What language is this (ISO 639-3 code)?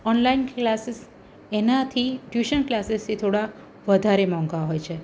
guj